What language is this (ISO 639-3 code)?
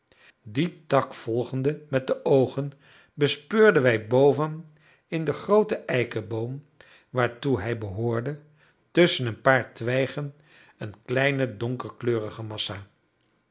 nld